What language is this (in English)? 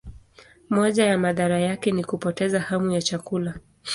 Swahili